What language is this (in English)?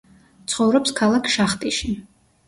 Georgian